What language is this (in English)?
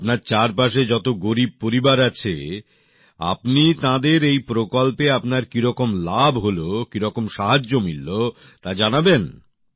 Bangla